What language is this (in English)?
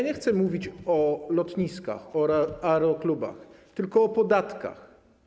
Polish